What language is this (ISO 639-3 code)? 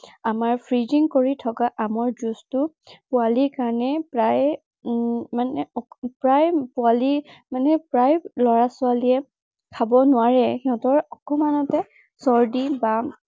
asm